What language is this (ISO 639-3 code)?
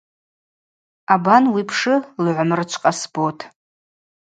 abq